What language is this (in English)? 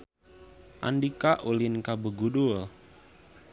Sundanese